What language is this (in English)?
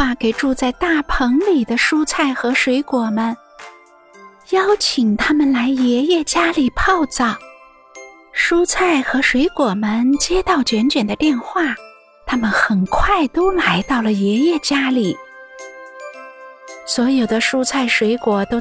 Chinese